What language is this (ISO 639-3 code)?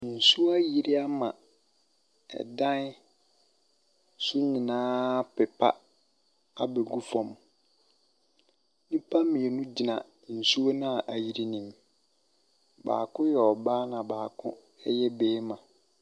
aka